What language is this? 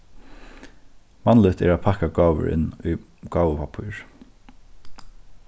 Faroese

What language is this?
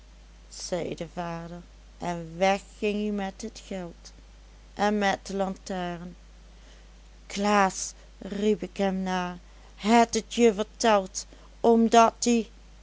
Dutch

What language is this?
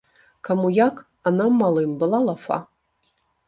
Belarusian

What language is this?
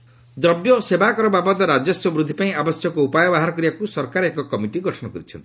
Odia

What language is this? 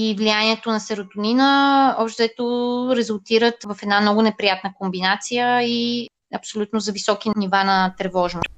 Bulgarian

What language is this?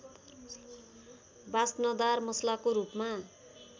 Nepali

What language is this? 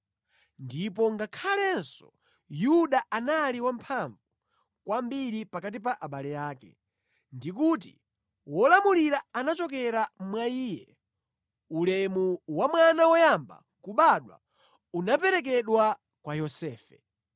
Nyanja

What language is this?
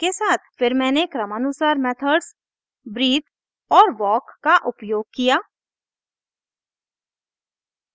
Hindi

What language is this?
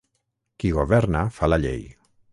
Catalan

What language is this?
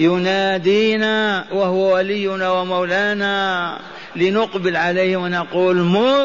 Arabic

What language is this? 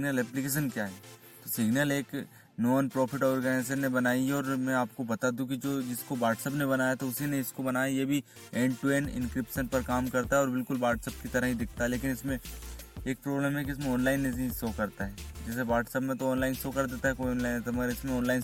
Hindi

